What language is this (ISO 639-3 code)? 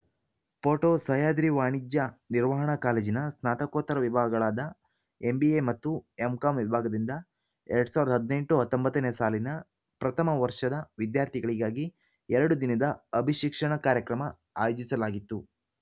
kan